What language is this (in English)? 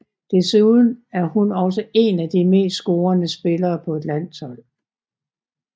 Danish